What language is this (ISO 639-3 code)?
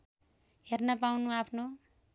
nep